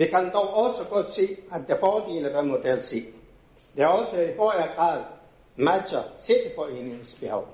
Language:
Danish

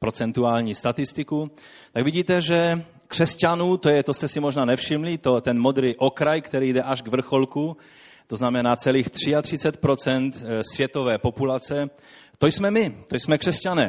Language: Czech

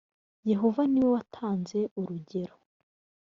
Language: Kinyarwanda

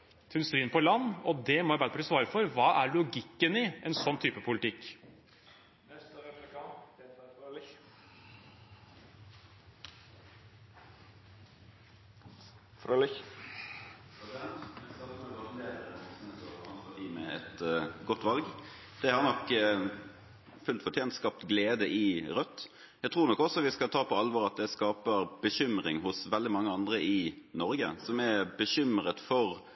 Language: Norwegian Bokmål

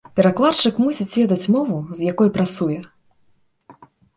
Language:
Belarusian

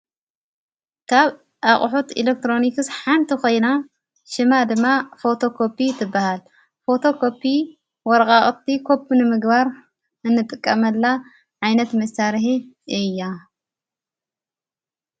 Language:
Tigrinya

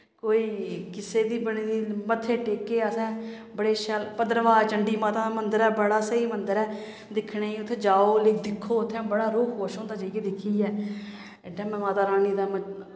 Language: Dogri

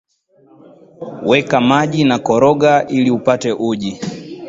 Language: Swahili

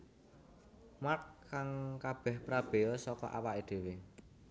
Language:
Javanese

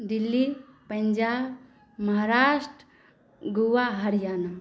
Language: Maithili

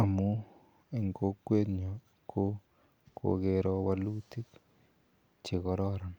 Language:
Kalenjin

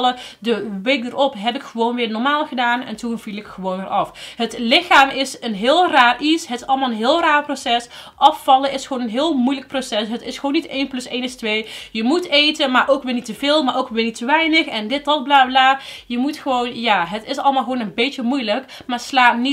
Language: Dutch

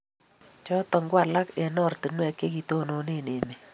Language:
Kalenjin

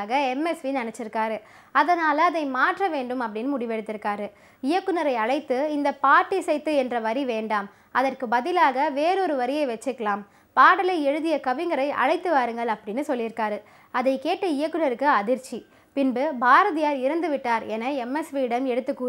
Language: Tamil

